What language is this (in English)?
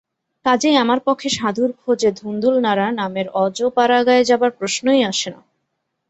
Bangla